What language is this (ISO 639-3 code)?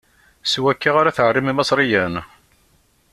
kab